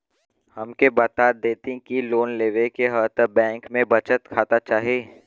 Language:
Bhojpuri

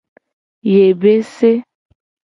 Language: Gen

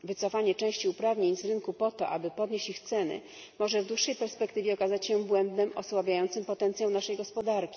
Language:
Polish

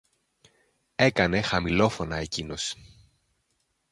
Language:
Greek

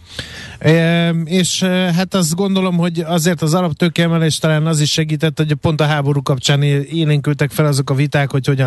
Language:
Hungarian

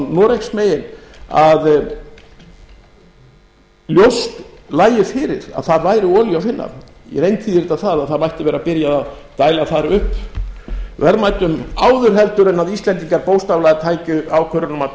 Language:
Icelandic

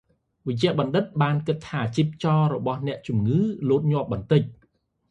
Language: Khmer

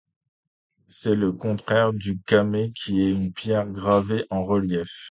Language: French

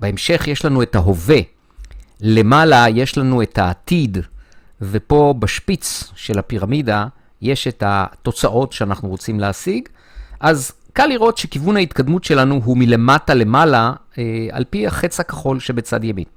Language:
Hebrew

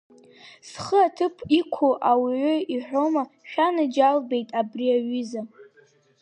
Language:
Abkhazian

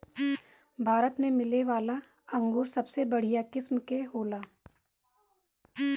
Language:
Bhojpuri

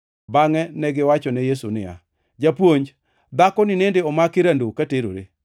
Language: Luo (Kenya and Tanzania)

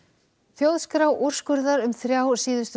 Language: Icelandic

